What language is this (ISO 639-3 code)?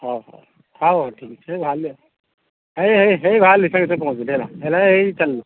ori